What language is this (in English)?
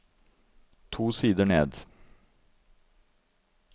Norwegian